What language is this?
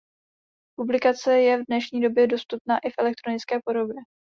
Czech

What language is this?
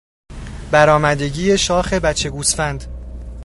Persian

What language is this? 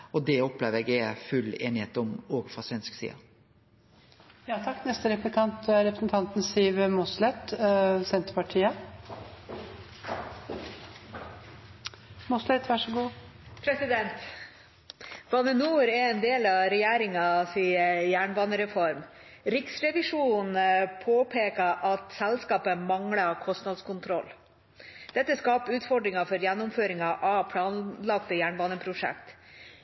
Norwegian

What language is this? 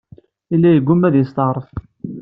Kabyle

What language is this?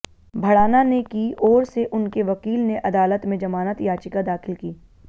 Hindi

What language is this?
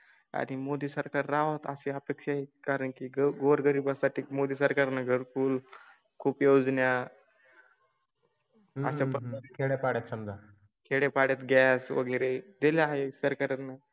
Marathi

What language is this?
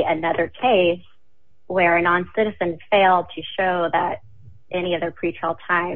English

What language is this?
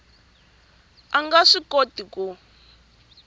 Tsonga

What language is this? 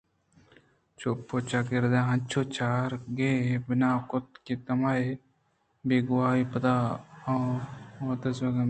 Eastern Balochi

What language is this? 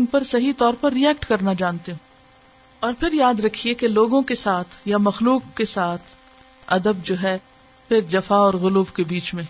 Urdu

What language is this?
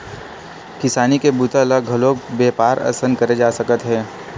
Chhattisgarhi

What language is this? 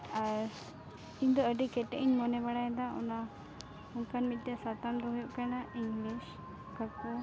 Santali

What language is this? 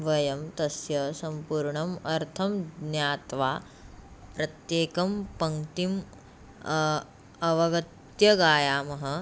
Sanskrit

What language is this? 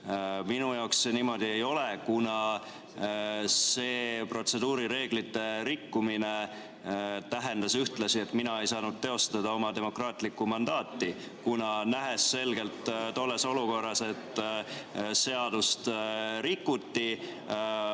Estonian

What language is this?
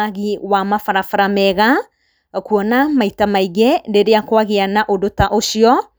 Kikuyu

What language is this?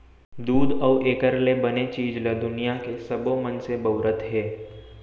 Chhattisgarhi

